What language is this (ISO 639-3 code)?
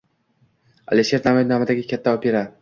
uzb